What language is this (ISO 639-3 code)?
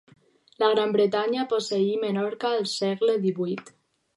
cat